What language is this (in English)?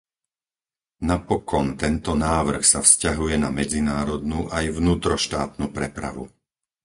Slovak